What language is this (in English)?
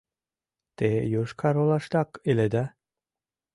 Mari